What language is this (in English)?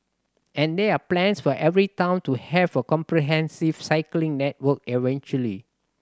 English